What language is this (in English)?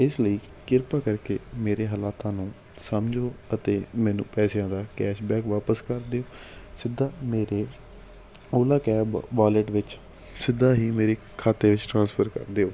Punjabi